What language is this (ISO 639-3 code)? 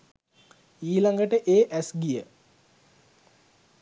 sin